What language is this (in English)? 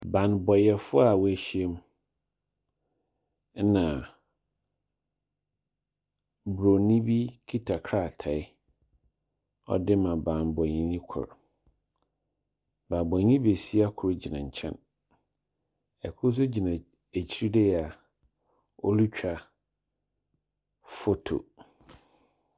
Akan